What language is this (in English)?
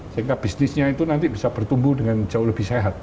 Indonesian